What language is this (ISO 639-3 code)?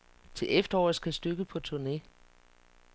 dan